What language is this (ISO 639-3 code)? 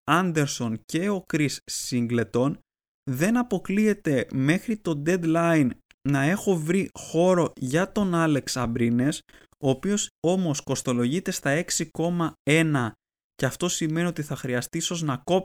ell